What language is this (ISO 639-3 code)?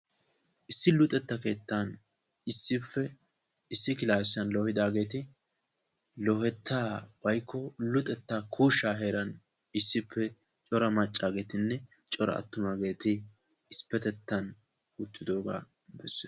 wal